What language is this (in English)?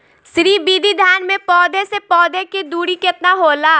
Bhojpuri